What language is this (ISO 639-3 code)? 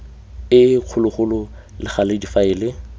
tsn